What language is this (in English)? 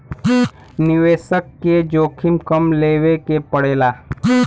Bhojpuri